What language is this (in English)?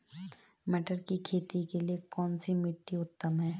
Hindi